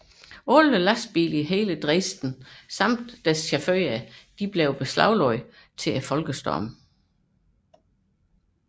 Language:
Danish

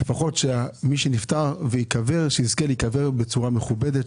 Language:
Hebrew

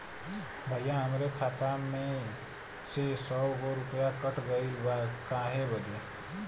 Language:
Bhojpuri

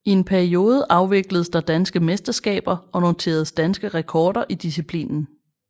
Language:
Danish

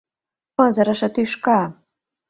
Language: Mari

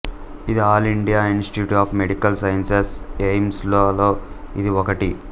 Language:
Telugu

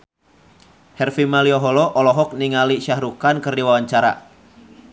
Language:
Sundanese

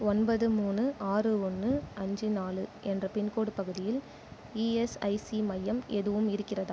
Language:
Tamil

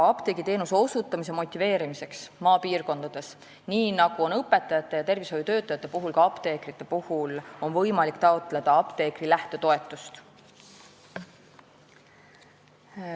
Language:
Estonian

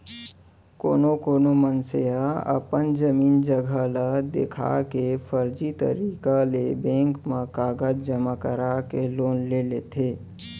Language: Chhattisgarhi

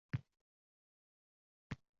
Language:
Uzbek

